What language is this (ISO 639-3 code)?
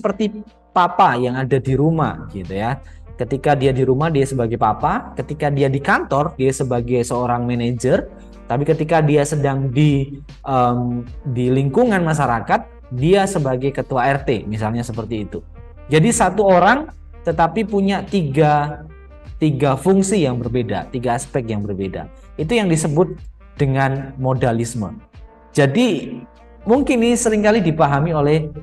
ind